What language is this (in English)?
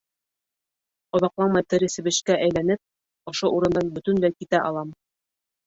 Bashkir